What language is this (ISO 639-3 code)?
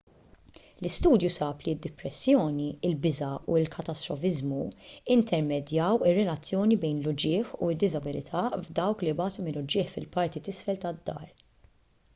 mlt